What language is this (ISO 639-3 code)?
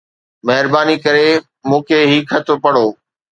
snd